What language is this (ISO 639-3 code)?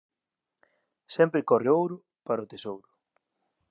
glg